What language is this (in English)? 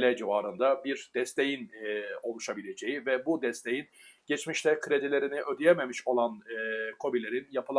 Turkish